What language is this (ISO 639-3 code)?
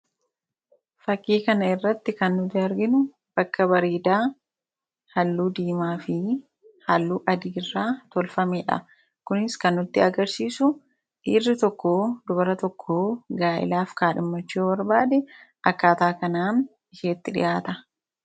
orm